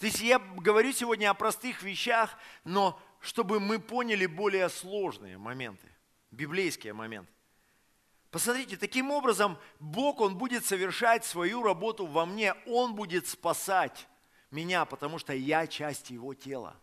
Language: Russian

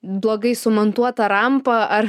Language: Lithuanian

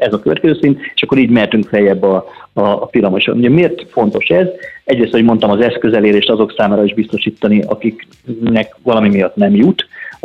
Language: Hungarian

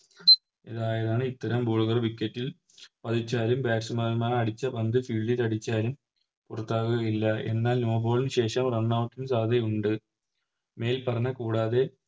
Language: Malayalam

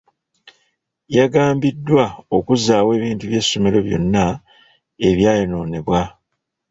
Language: Ganda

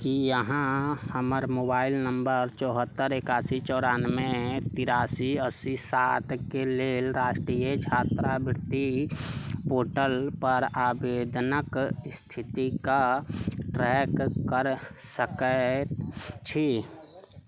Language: Maithili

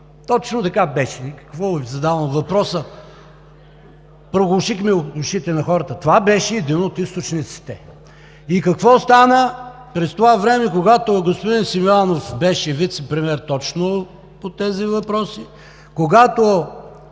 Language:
Bulgarian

